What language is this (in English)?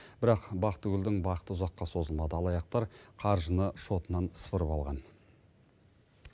Kazakh